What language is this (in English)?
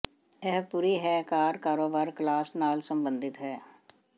Punjabi